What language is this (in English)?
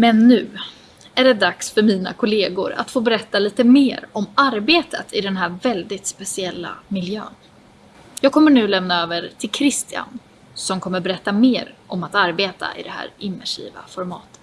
Swedish